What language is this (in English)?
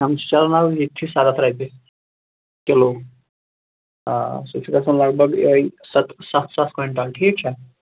Kashmiri